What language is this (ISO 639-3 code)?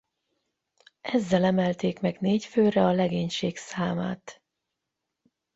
hun